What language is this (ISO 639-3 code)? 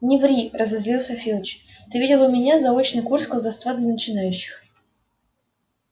rus